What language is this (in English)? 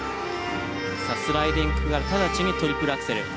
Japanese